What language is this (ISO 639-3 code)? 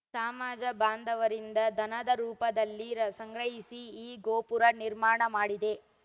kan